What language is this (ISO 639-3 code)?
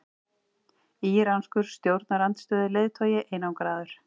isl